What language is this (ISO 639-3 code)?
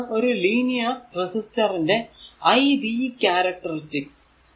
mal